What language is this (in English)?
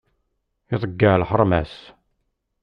Kabyle